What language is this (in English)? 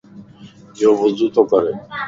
Lasi